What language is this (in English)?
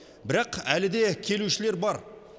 Kazakh